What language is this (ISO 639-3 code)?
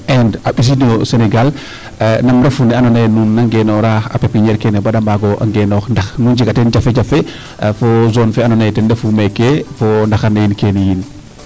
srr